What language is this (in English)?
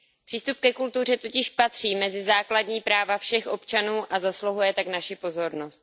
Czech